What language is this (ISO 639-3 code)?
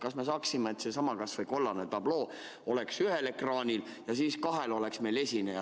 est